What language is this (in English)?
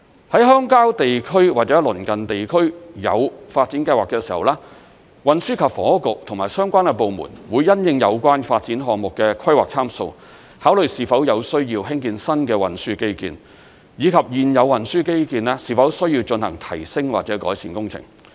Cantonese